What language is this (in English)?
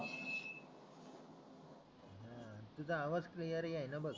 Marathi